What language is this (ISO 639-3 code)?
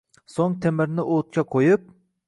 uzb